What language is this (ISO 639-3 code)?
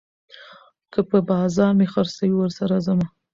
pus